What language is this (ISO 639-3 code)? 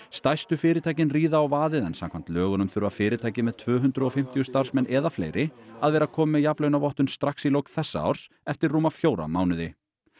isl